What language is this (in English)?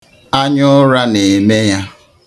Igbo